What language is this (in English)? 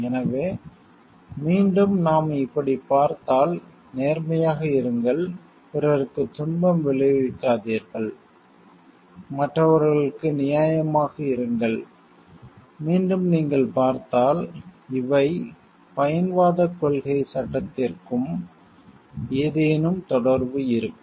Tamil